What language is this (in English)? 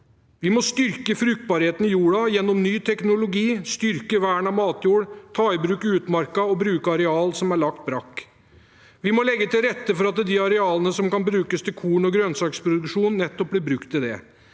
Norwegian